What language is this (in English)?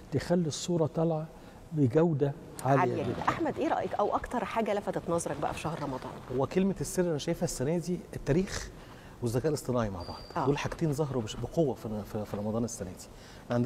Arabic